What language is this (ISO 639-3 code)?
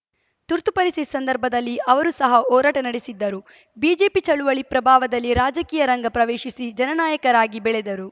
kan